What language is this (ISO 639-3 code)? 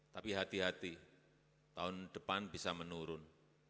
ind